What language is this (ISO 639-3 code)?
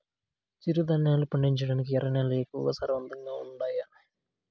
tel